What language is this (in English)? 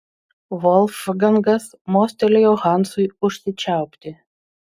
Lithuanian